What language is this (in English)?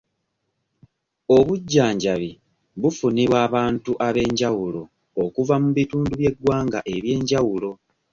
Ganda